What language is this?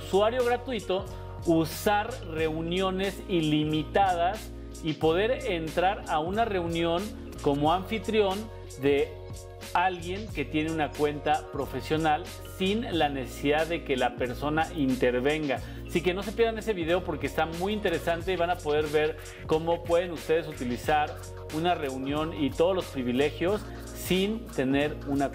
Spanish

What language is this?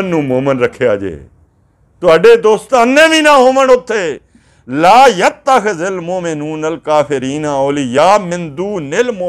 Hindi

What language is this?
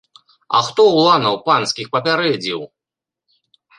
Belarusian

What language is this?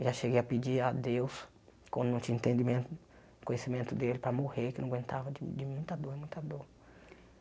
Portuguese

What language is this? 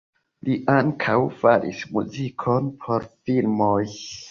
Esperanto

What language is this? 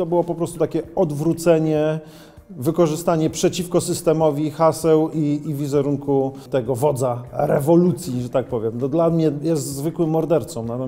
Polish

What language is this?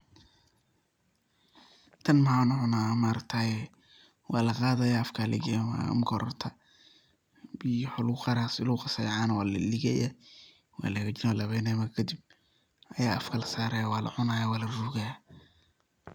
Somali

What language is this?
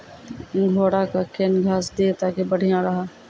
Maithili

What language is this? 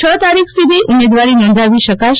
Gujarati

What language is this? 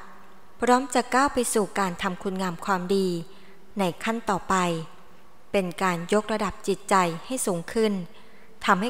Thai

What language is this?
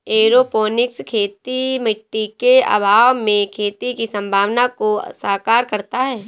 Hindi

